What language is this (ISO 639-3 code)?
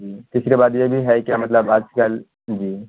urd